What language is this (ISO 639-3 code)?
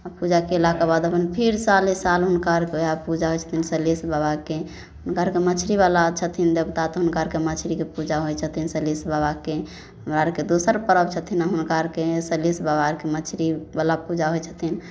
mai